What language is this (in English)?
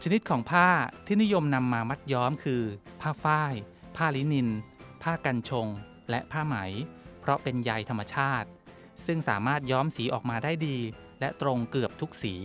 Thai